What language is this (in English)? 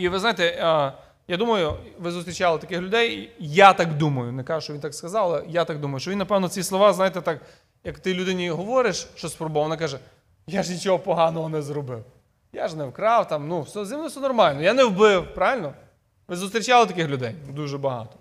Ukrainian